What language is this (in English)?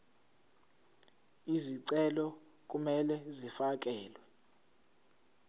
Zulu